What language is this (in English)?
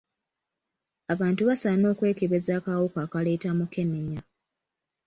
Ganda